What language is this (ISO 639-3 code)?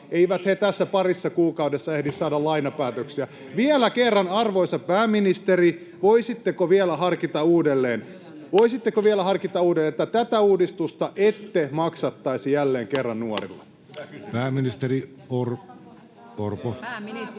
fin